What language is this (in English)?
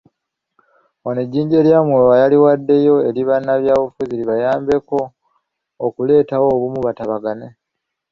Ganda